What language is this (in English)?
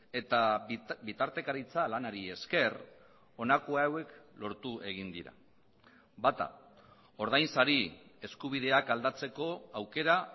Basque